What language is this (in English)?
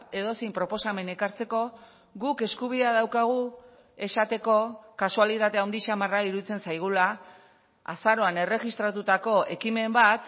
Basque